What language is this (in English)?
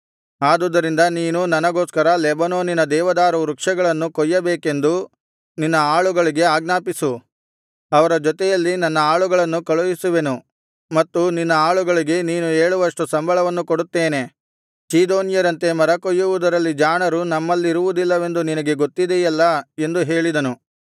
Kannada